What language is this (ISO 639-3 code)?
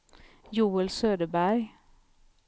swe